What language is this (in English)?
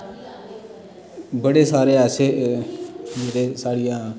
Dogri